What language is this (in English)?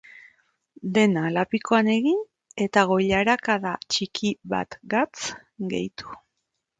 Basque